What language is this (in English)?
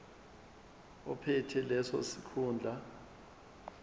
Zulu